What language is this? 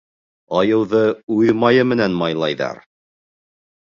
Bashkir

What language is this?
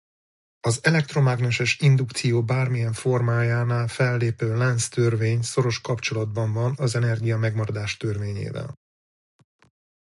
Hungarian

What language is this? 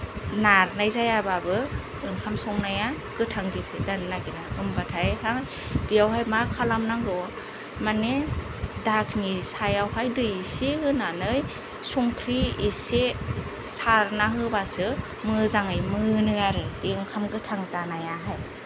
Bodo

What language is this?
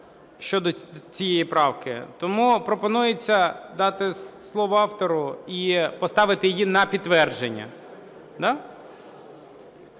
Ukrainian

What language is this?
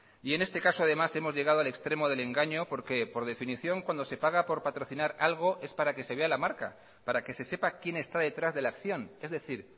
Spanish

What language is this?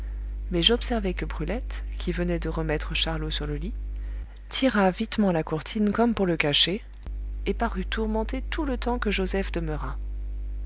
French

